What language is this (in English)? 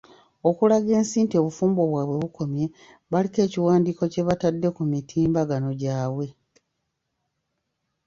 Ganda